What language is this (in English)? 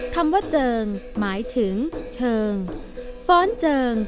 Thai